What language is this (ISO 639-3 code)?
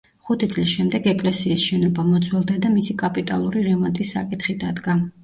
kat